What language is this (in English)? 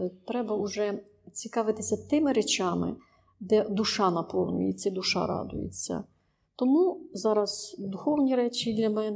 Ukrainian